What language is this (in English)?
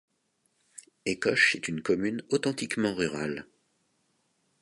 French